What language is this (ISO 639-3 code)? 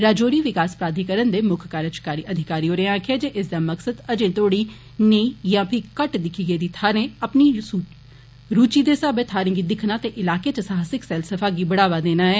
doi